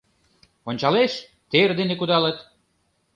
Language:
Mari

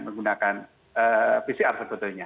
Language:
Indonesian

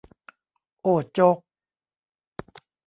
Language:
Thai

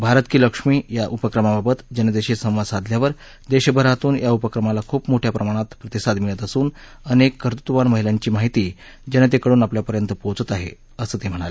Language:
Marathi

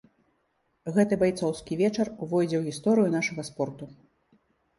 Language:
Belarusian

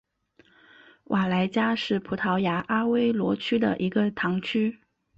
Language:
Chinese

